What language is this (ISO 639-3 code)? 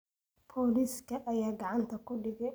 som